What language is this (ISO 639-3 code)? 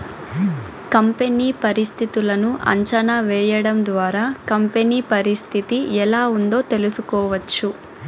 tel